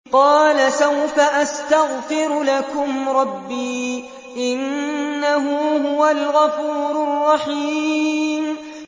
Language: Arabic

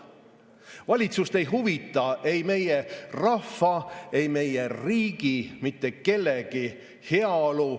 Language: Estonian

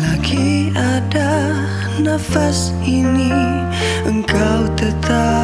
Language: Malay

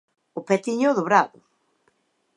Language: Galician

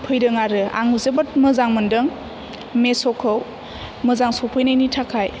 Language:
Bodo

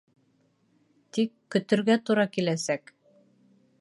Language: Bashkir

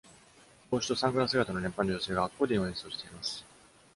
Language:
Japanese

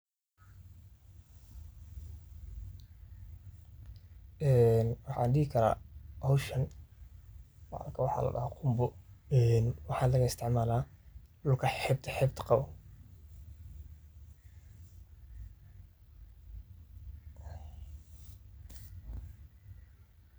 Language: Somali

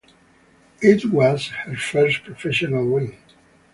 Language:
English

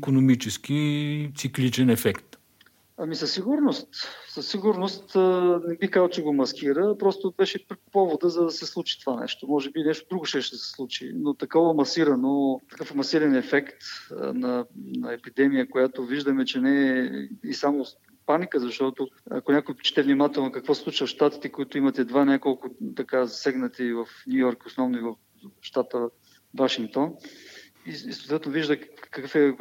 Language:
Bulgarian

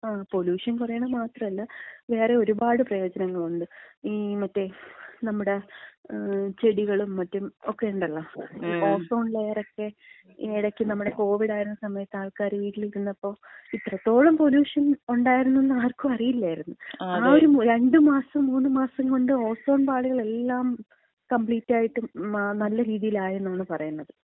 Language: Malayalam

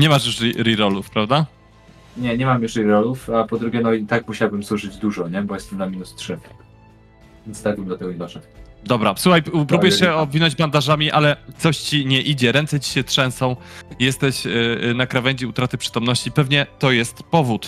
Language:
Polish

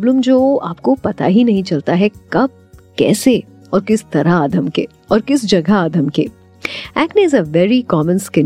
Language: Hindi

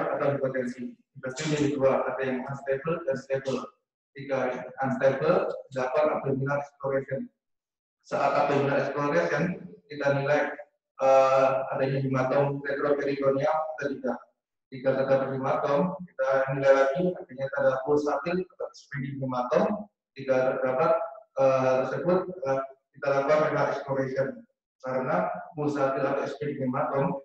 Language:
Indonesian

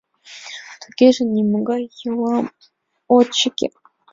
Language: Mari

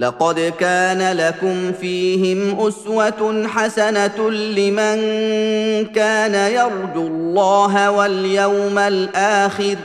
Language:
Arabic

